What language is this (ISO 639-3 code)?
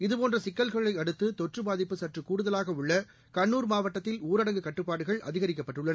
tam